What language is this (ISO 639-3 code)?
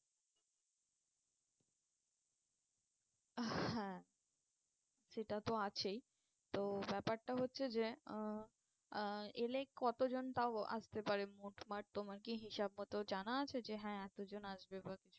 ben